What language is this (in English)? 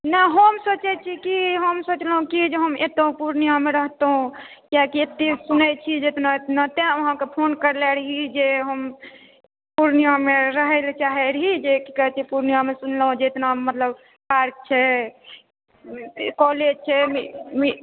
Maithili